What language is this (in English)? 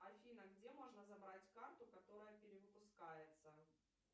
Russian